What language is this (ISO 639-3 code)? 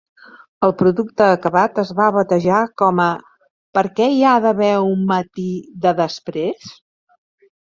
cat